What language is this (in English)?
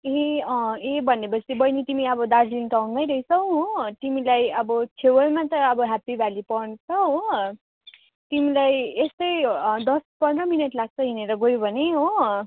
Nepali